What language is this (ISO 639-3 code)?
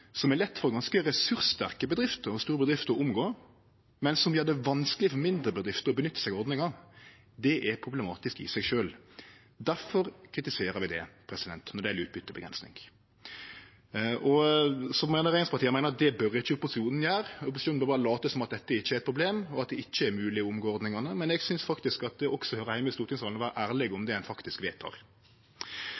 nno